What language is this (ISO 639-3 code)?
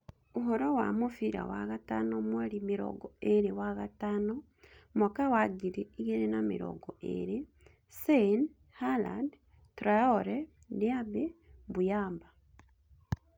kik